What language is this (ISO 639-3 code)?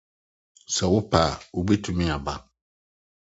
aka